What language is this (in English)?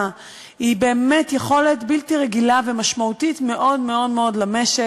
Hebrew